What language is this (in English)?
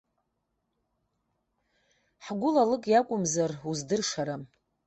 Abkhazian